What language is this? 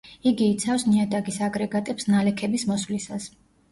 Georgian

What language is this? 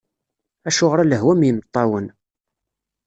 Kabyle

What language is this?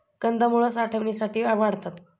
Marathi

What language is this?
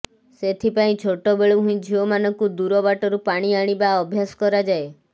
Odia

